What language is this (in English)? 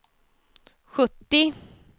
Swedish